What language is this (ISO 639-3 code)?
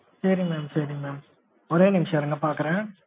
tam